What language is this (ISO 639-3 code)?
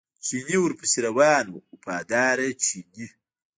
pus